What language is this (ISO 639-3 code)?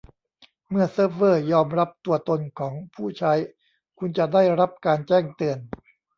tha